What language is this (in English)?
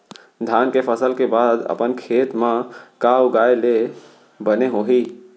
Chhattisgarhi